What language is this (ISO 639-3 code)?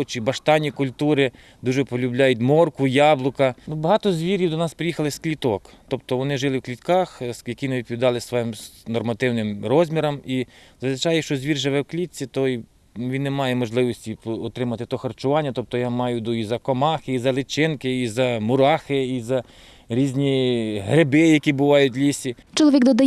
ukr